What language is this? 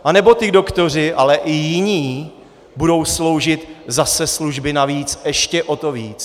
Czech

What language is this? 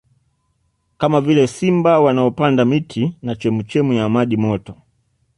Swahili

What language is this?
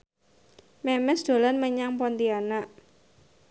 Javanese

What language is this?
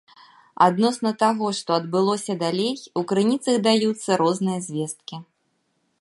Belarusian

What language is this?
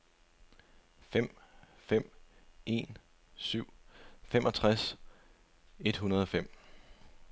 Danish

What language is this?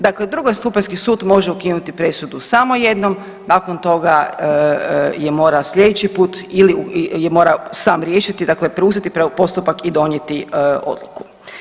Croatian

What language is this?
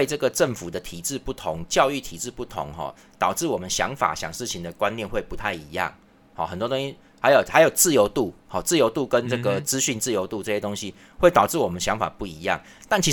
Chinese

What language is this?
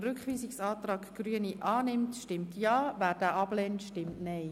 Swiss German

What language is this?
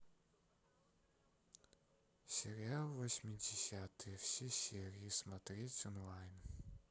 Russian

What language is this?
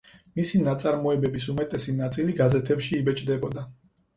Georgian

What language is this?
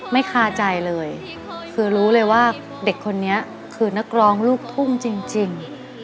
Thai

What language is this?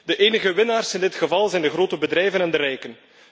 Dutch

